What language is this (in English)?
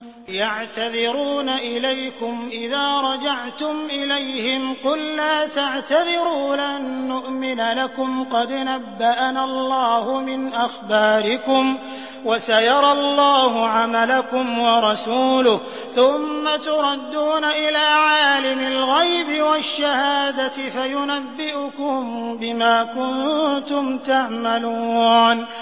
Arabic